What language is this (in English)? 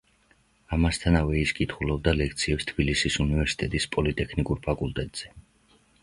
Georgian